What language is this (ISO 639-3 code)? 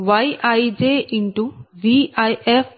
tel